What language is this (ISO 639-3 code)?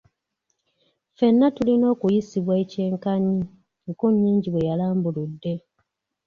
lug